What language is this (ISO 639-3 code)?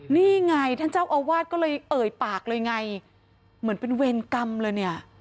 tha